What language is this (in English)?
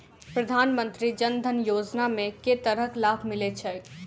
Maithili